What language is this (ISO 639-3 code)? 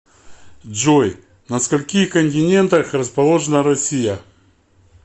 rus